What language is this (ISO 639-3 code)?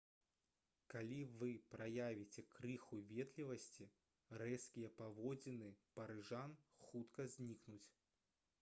bel